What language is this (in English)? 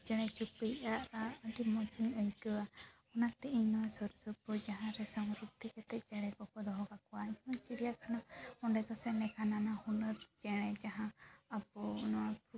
Santali